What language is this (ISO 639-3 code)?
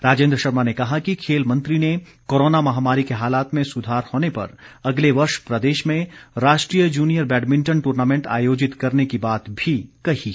hin